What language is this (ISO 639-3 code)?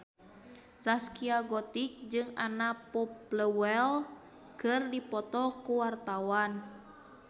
sun